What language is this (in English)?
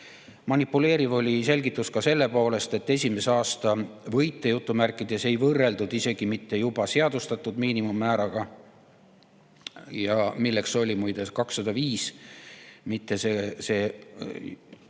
Estonian